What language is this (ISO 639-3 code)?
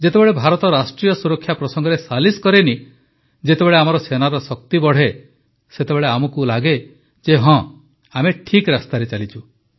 ori